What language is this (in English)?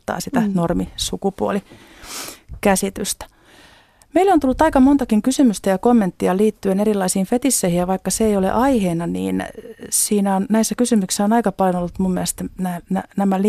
Finnish